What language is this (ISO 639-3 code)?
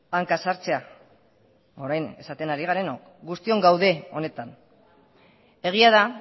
eus